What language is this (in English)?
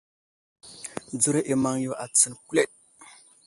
Wuzlam